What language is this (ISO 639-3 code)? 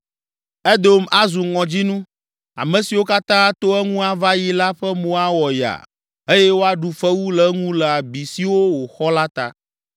ewe